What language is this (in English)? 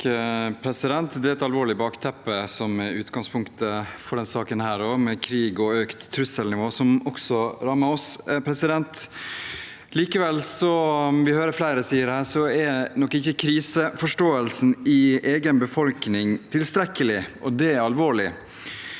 Norwegian